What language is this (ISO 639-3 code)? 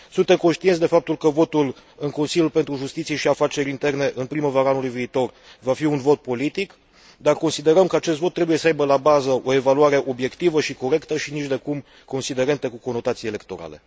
ron